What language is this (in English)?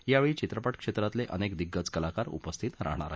Marathi